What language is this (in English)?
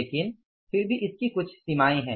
Hindi